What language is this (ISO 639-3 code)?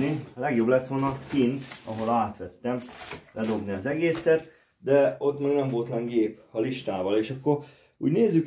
hun